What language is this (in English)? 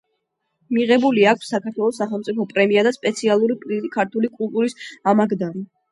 Georgian